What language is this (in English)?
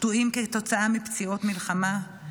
Hebrew